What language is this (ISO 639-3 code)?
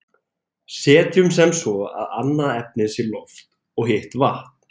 isl